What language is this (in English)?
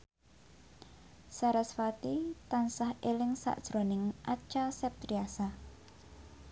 Javanese